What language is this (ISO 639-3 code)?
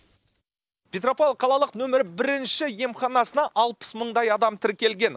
kaz